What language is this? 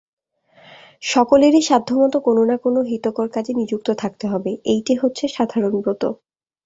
Bangla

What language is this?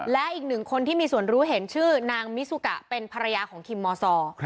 Thai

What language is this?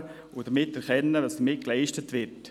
Swiss German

